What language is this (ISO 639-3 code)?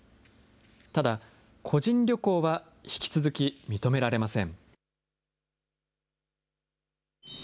jpn